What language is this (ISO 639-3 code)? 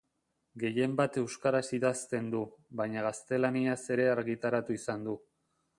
eus